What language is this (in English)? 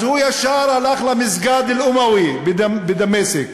Hebrew